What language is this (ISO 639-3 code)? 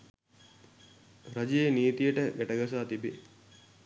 sin